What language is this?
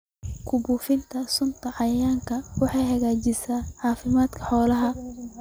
Somali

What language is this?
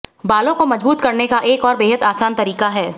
Hindi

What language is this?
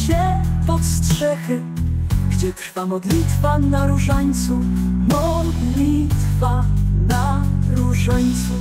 Polish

